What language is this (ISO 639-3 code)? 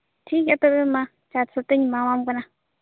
sat